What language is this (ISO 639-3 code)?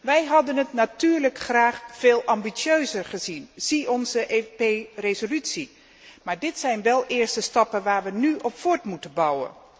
nld